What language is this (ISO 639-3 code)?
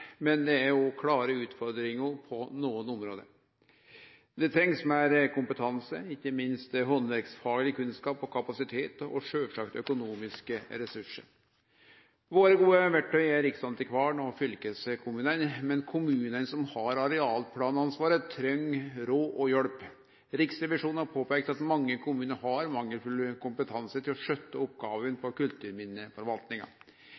nno